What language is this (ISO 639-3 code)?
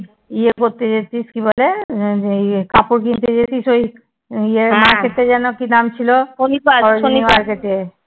ben